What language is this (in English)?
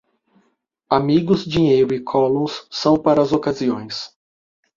Portuguese